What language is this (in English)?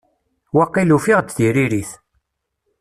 Kabyle